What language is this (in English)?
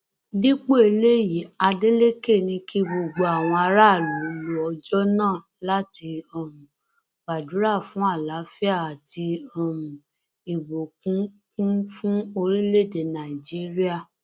Yoruba